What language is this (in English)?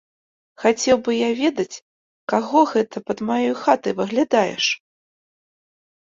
Belarusian